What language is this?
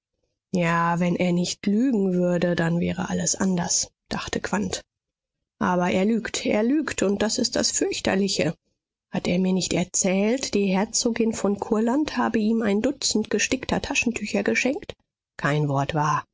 German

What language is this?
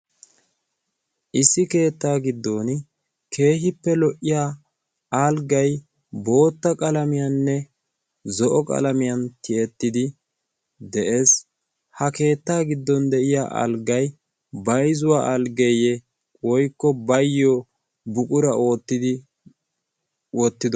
Wolaytta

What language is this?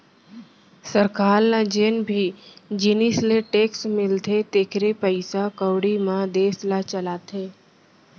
Chhattisgarhi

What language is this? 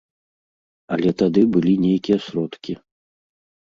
Belarusian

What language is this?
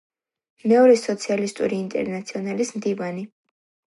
Georgian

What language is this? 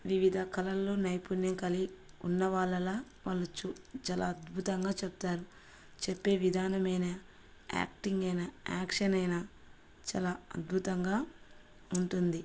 Telugu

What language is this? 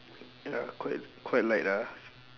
English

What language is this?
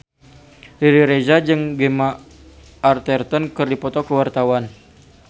Sundanese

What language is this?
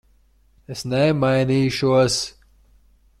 Latvian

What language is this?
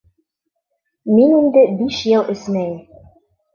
Bashkir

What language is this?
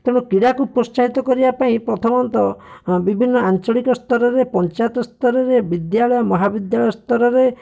Odia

